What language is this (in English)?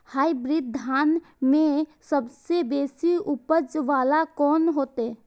Maithili